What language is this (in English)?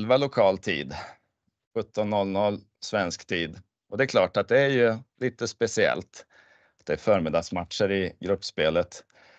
Swedish